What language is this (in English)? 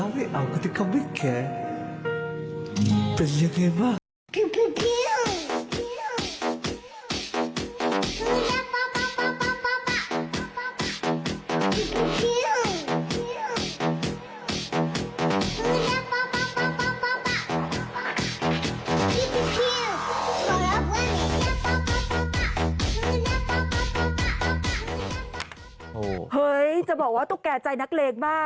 Thai